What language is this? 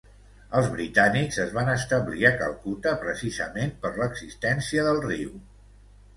Catalan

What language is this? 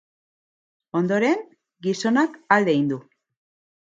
Basque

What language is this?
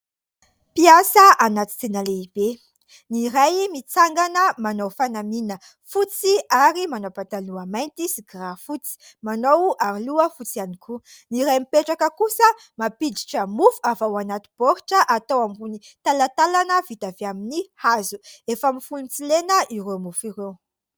Malagasy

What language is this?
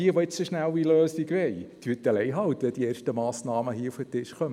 Swiss German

